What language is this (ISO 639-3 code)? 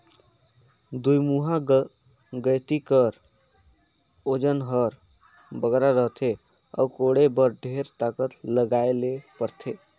hne